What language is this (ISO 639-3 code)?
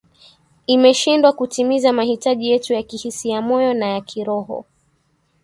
swa